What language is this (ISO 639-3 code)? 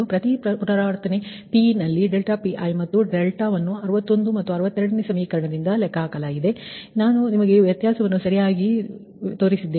kan